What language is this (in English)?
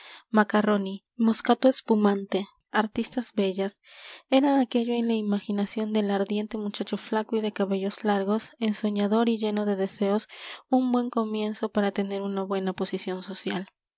Spanish